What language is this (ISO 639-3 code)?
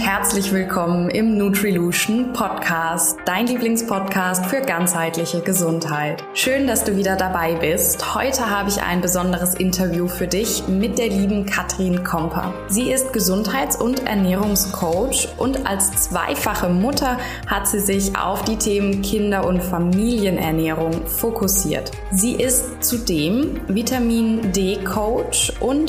deu